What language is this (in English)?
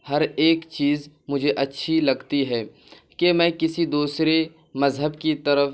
Urdu